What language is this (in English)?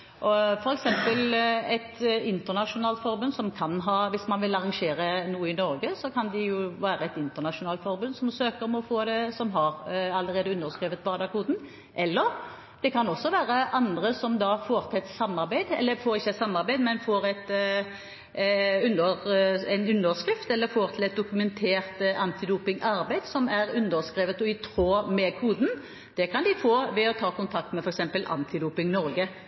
Norwegian Bokmål